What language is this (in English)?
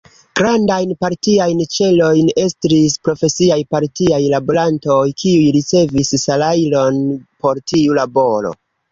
Esperanto